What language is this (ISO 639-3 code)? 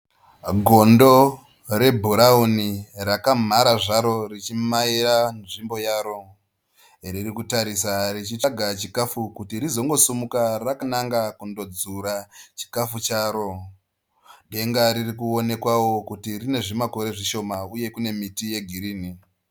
sna